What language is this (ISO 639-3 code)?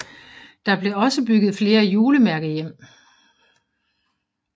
dan